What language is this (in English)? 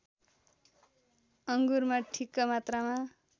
Nepali